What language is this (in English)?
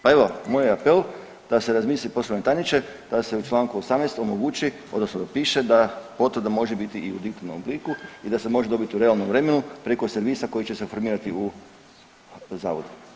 Croatian